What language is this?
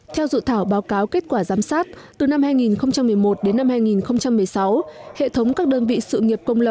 Vietnamese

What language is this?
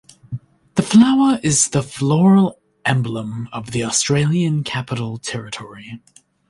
English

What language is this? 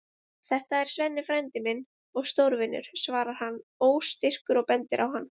Icelandic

